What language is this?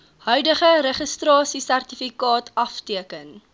Afrikaans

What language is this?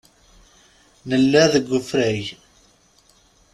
Kabyle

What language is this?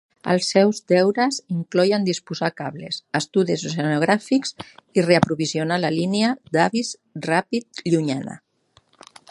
Catalan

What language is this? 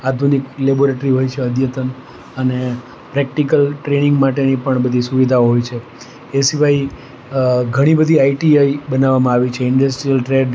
Gujarati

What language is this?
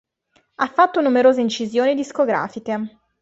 Italian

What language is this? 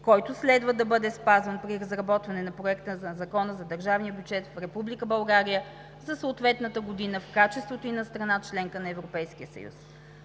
Bulgarian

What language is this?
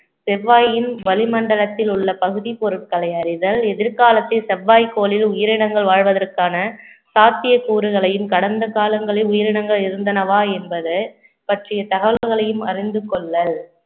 Tamil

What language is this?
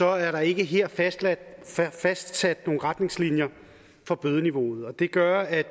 Danish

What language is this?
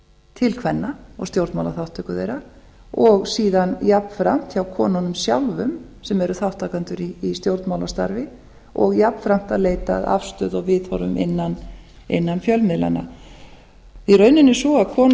Icelandic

